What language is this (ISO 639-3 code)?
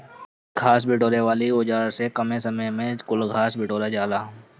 bho